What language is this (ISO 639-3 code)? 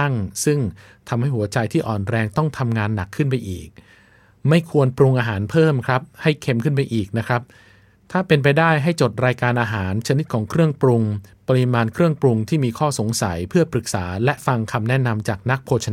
tha